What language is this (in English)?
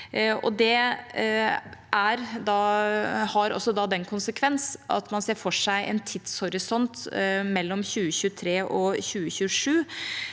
Norwegian